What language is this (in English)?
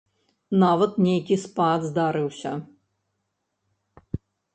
Belarusian